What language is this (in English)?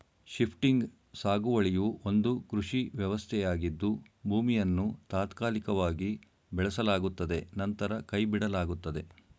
Kannada